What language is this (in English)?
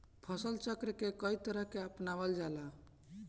Bhojpuri